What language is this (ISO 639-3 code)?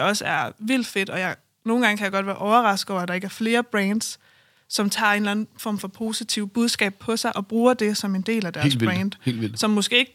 dan